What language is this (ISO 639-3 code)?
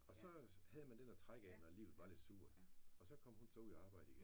dan